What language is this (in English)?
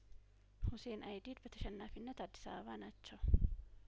Amharic